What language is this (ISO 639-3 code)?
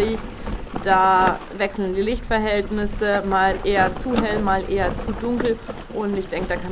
deu